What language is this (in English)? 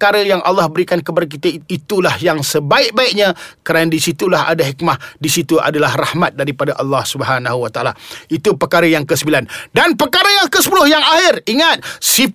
Malay